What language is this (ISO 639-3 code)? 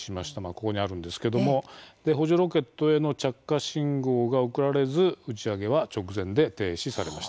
jpn